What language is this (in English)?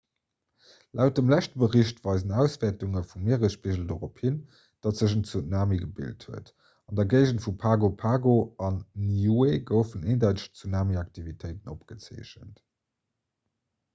Luxembourgish